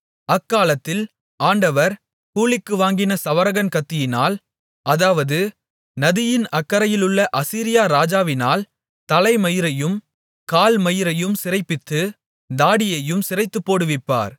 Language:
Tamil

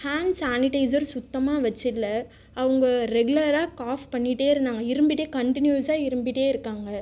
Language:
Tamil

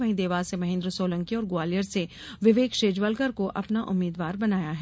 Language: Hindi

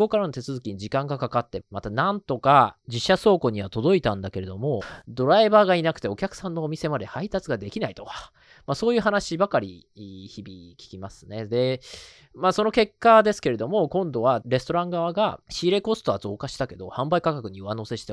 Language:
Japanese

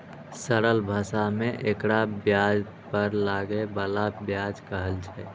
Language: Maithili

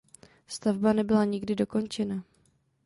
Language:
Czech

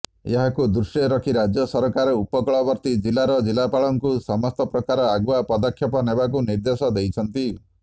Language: Odia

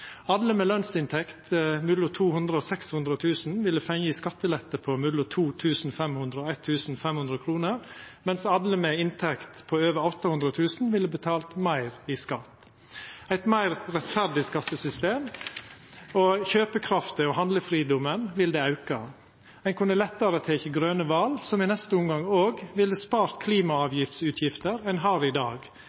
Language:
Norwegian Nynorsk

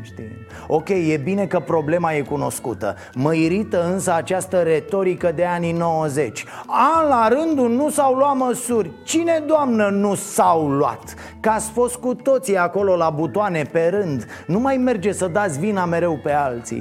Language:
Romanian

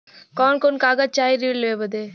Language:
Bhojpuri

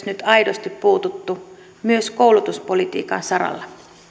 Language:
Finnish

